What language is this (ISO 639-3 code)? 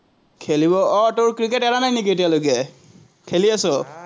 asm